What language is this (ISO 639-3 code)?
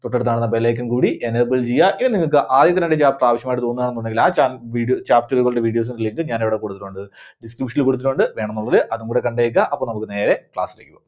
mal